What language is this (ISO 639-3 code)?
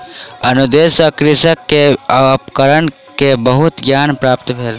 mai